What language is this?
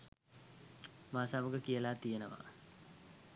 Sinhala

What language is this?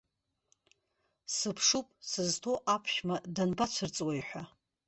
Abkhazian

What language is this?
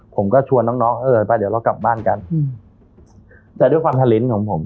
Thai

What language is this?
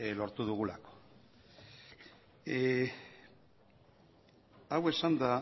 Basque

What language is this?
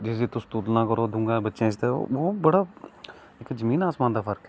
Dogri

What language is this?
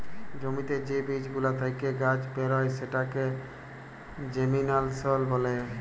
Bangla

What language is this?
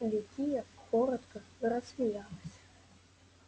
Russian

